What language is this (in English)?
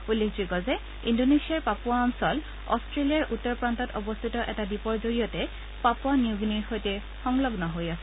Assamese